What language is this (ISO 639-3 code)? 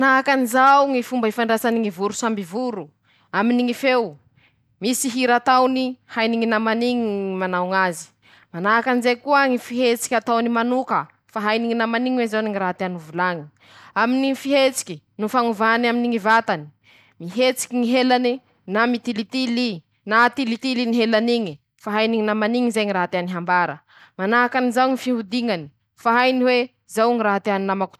msh